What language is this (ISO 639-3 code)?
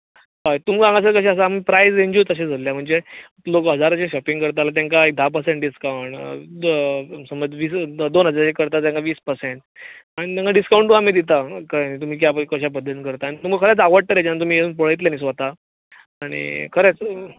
kok